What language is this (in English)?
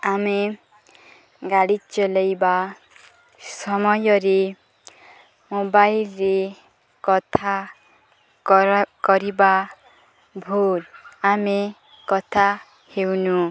Odia